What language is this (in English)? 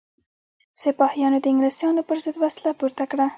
Pashto